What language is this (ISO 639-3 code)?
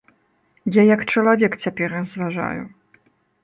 bel